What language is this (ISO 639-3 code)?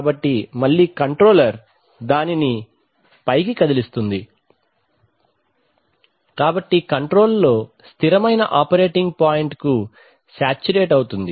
tel